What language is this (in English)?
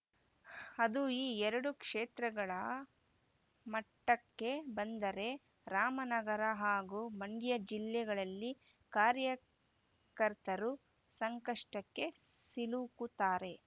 Kannada